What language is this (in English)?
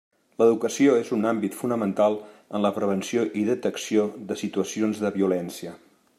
Catalan